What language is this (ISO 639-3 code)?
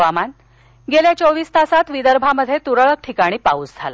mar